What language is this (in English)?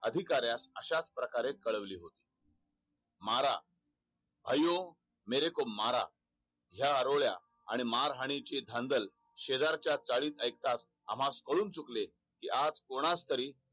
Marathi